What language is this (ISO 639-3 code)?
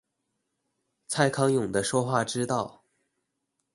zho